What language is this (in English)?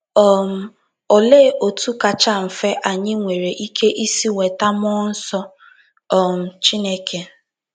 Igbo